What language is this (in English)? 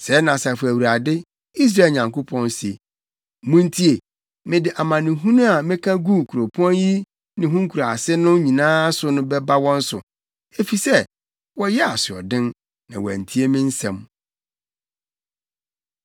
Akan